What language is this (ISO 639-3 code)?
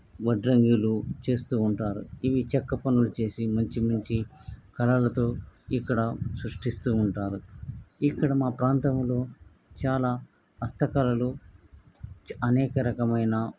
tel